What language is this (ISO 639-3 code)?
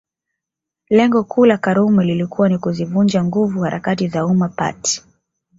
swa